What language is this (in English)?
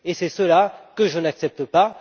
French